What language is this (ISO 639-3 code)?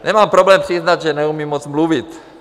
ces